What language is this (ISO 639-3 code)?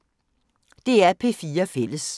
dan